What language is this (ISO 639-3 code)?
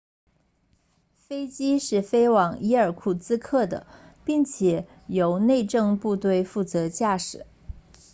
zho